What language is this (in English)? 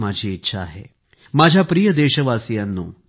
Marathi